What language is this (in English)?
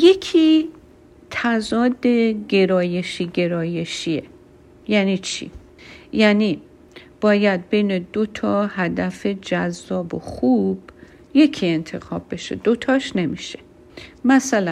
Persian